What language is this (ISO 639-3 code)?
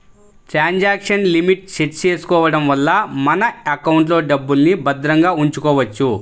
tel